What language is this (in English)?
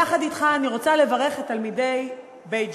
Hebrew